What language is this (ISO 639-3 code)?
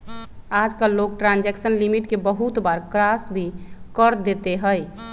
mag